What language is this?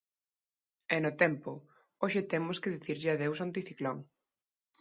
Galician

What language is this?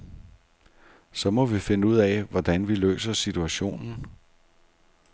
Danish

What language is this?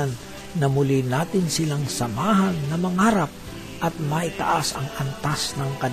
Filipino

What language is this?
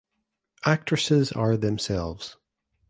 English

